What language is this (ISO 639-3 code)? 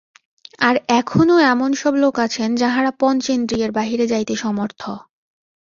ben